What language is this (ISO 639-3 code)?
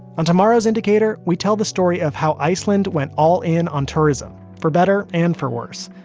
eng